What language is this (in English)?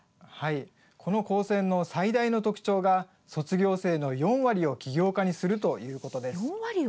Japanese